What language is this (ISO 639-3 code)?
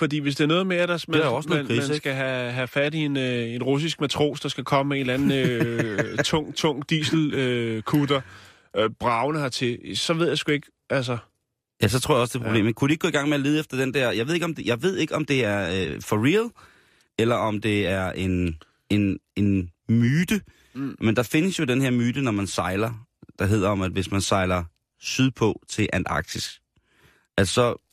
dan